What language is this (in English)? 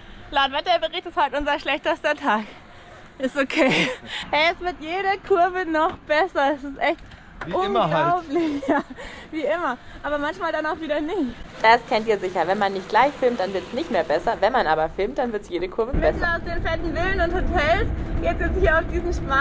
German